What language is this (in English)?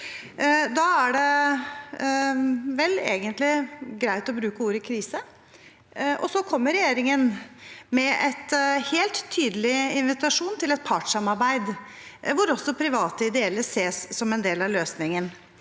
Norwegian